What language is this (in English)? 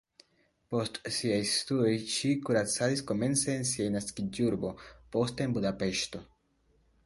Esperanto